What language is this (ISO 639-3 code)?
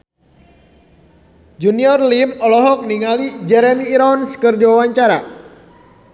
sun